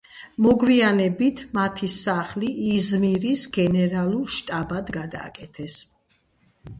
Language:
Georgian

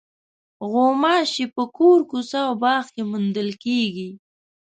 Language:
Pashto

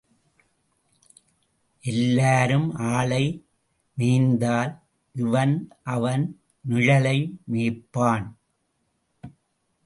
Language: Tamil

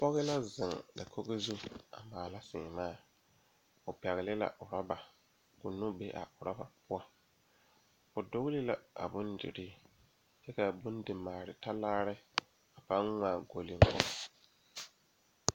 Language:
Southern Dagaare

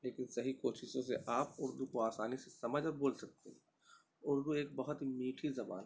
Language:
Urdu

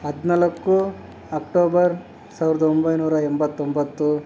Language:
Kannada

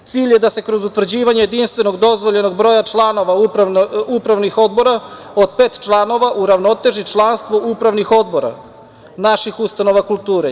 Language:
Serbian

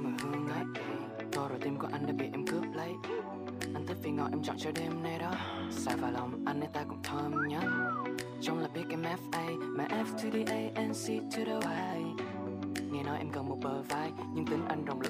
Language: Vietnamese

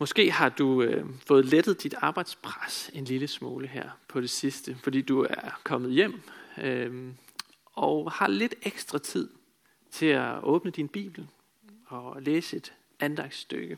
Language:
Danish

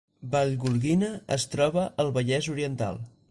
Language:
Catalan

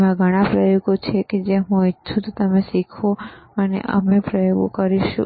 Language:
Gujarati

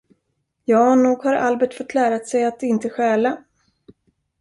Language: Swedish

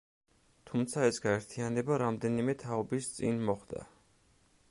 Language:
Georgian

